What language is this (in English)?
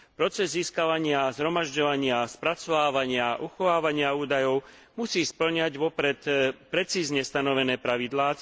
Slovak